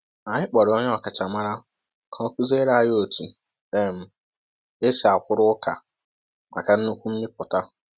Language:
Igbo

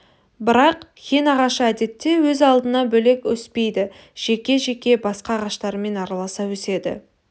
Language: Kazakh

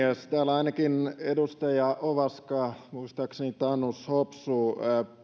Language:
Finnish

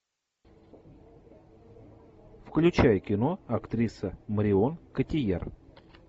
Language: Russian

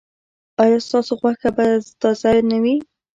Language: Pashto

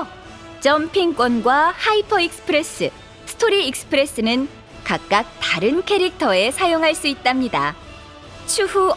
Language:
Korean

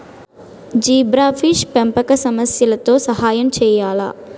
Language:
Telugu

